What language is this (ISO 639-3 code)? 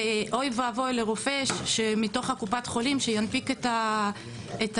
heb